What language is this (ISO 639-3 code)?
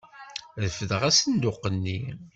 kab